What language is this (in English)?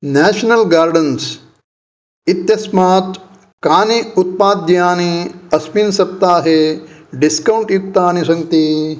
Sanskrit